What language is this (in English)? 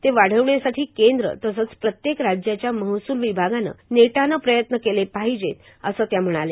Marathi